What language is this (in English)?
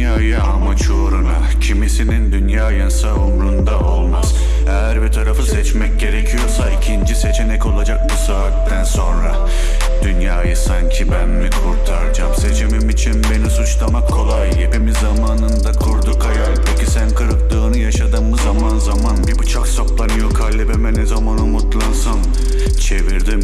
Turkish